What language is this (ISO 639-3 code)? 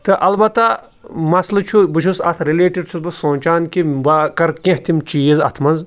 kas